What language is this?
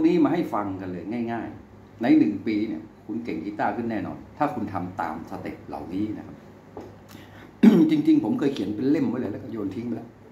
Thai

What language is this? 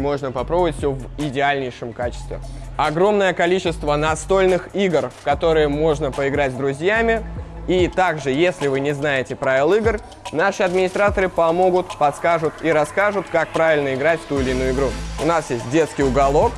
Russian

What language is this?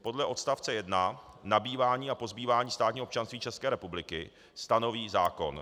Czech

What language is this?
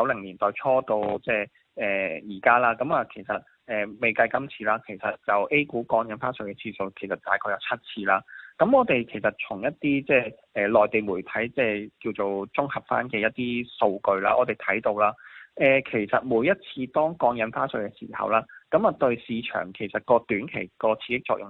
Chinese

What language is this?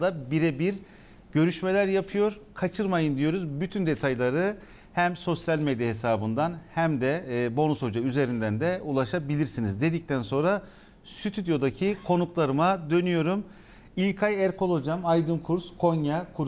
Turkish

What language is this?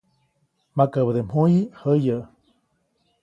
Copainalá Zoque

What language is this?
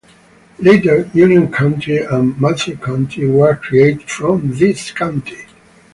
English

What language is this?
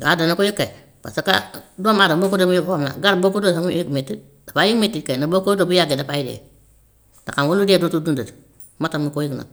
Gambian Wolof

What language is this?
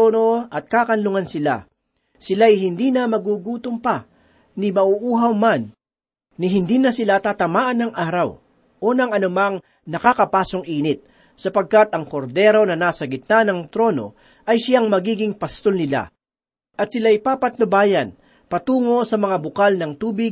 Filipino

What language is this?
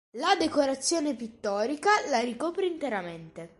Italian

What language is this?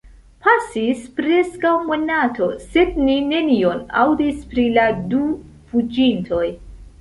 Esperanto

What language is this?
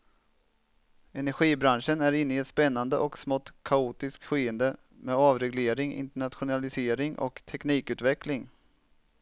Swedish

